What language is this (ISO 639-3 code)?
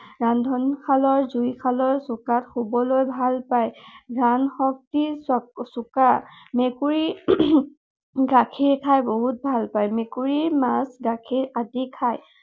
asm